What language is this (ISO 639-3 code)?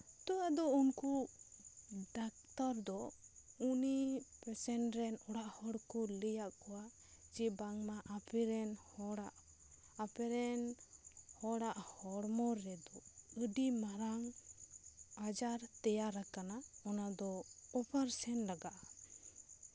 sat